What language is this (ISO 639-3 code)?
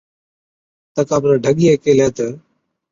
odk